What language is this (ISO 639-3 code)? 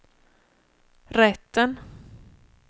swe